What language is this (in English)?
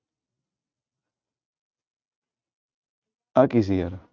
Punjabi